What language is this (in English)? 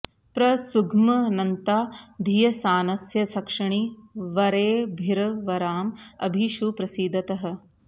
Sanskrit